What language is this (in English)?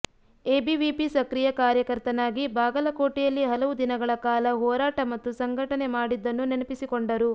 Kannada